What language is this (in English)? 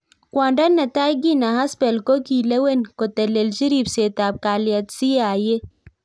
Kalenjin